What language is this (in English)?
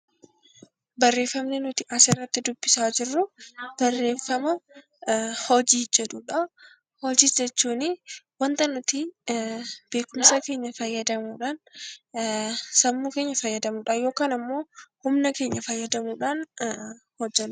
Oromo